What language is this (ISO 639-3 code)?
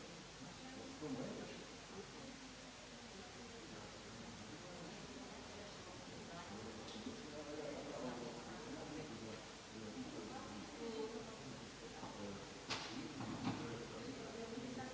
hrv